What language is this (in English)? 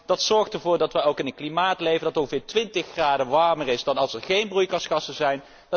Dutch